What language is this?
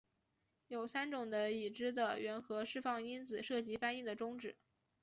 Chinese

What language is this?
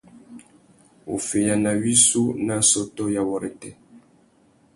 Tuki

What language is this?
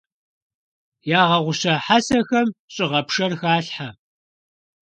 Kabardian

